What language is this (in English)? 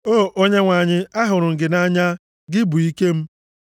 Igbo